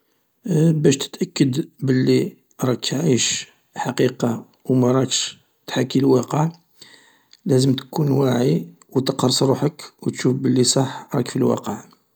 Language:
Algerian Arabic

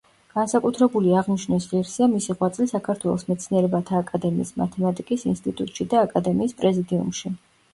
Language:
Georgian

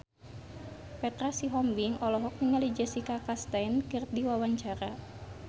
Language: Sundanese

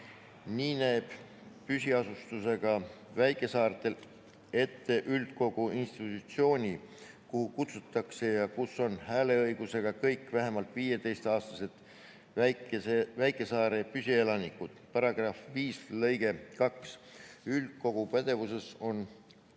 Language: Estonian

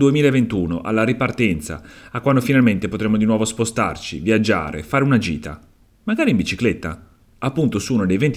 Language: Italian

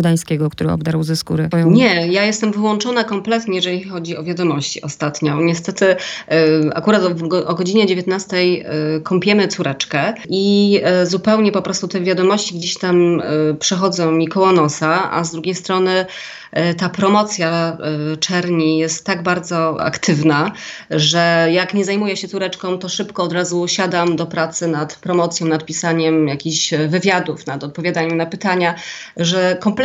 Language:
Polish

